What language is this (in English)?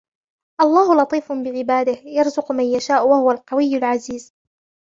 Arabic